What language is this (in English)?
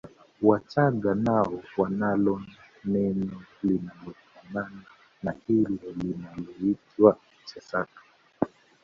Swahili